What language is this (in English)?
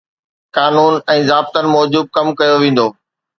Sindhi